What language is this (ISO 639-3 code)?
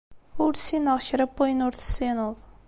kab